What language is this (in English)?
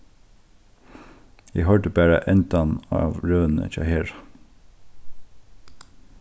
Faroese